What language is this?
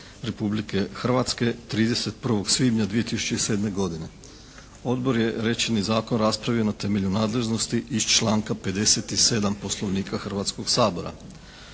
Croatian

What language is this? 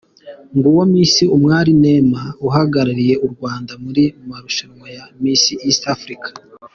Kinyarwanda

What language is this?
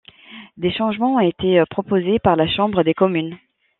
French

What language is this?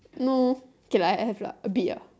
English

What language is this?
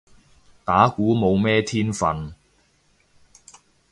Cantonese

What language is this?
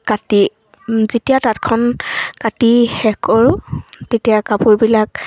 Assamese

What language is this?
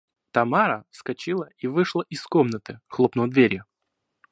Russian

